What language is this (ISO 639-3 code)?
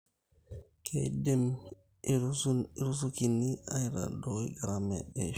mas